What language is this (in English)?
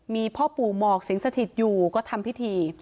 Thai